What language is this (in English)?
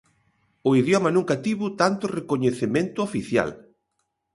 Galician